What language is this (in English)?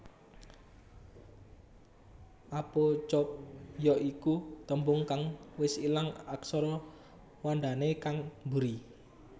Javanese